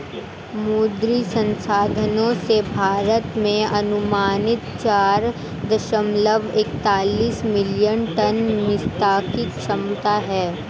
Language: Hindi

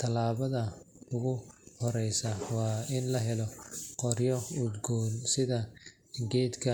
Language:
Somali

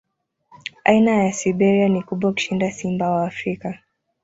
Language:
Swahili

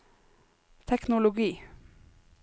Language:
Norwegian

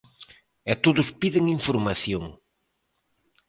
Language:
Galician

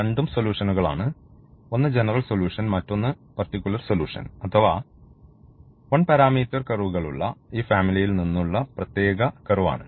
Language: Malayalam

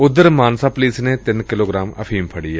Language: Punjabi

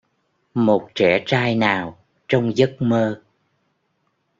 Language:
Vietnamese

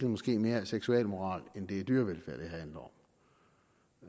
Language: Danish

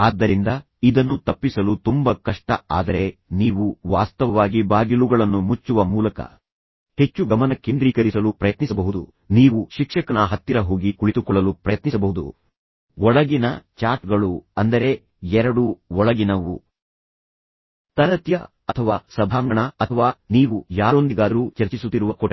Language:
Kannada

